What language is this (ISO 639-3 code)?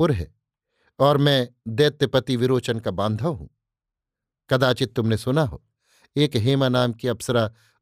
hin